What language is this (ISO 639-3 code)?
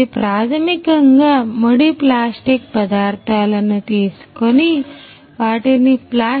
tel